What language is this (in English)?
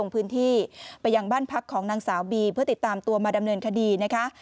Thai